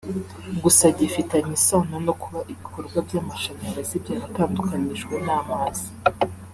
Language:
Kinyarwanda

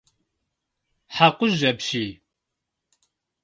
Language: Kabardian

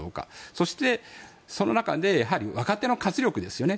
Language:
Japanese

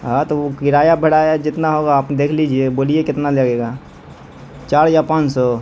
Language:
Urdu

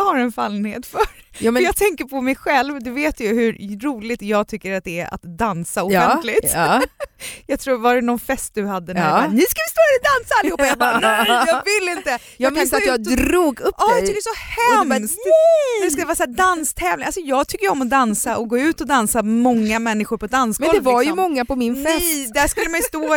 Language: Swedish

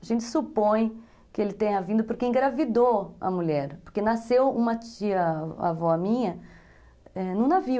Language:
Portuguese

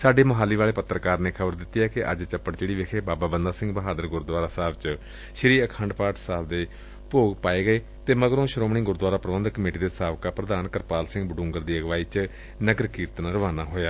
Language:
Punjabi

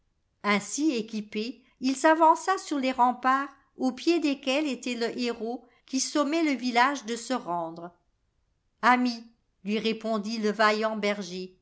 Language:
French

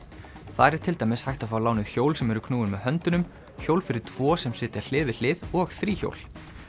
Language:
Icelandic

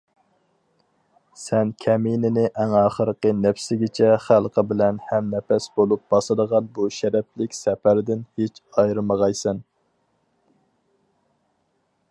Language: Uyghur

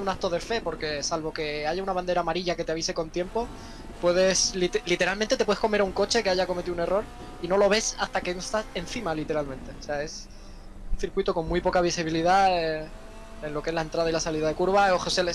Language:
Spanish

